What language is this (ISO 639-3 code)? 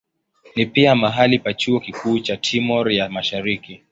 swa